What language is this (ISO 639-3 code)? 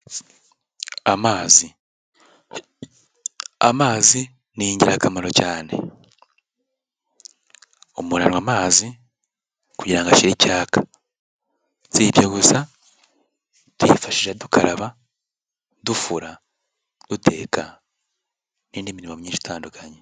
kin